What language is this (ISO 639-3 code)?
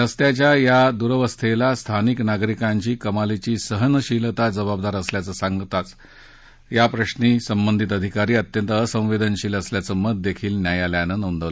mar